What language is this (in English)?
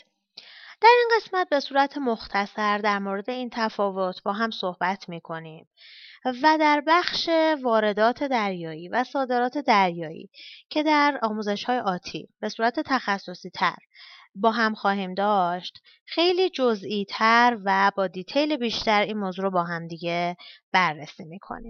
Persian